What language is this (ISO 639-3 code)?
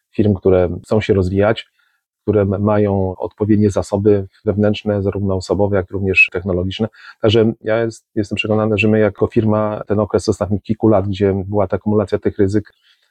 pol